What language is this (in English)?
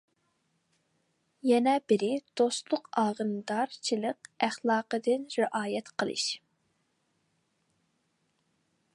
Uyghur